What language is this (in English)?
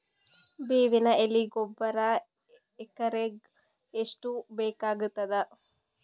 Kannada